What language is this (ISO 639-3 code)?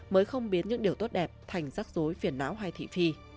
vie